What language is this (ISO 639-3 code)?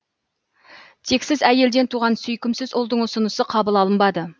kaz